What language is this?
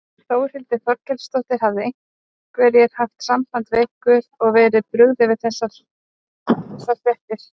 Icelandic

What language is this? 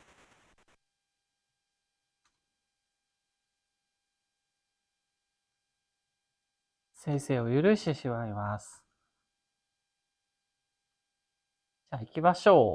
Japanese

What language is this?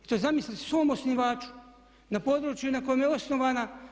Croatian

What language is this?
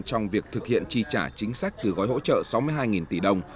Vietnamese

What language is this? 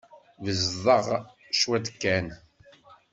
Kabyle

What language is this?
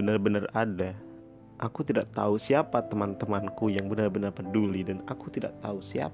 Indonesian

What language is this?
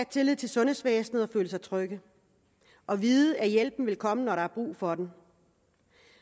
Danish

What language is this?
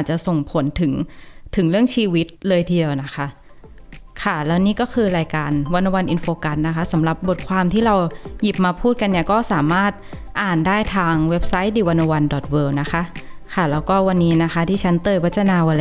Thai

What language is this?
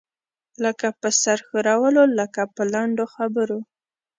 Pashto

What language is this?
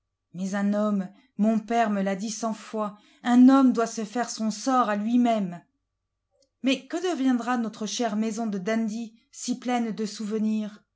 French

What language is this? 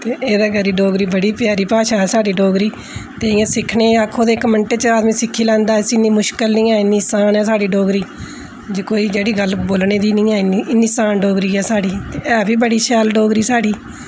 Dogri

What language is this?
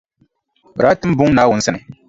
Dagbani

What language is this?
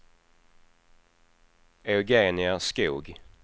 Swedish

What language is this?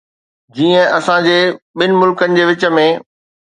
Sindhi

